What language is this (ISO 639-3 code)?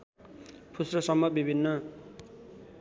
nep